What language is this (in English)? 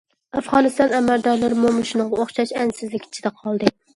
Uyghur